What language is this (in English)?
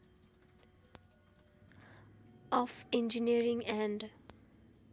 Nepali